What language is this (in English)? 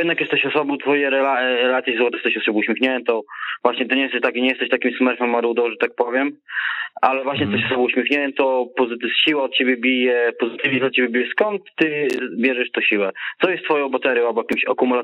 Polish